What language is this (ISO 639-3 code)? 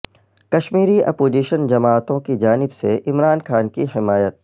urd